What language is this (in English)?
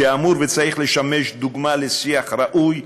Hebrew